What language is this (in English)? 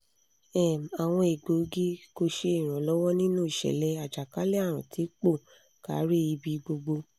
Yoruba